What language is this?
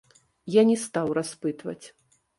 Belarusian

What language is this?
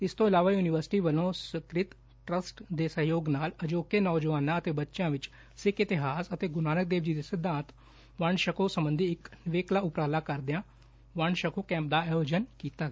Punjabi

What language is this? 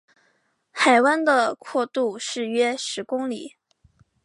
Chinese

